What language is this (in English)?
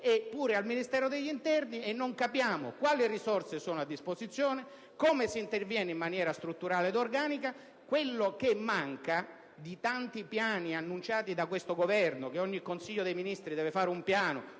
Italian